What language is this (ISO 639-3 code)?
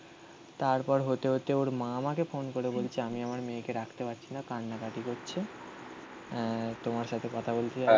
ben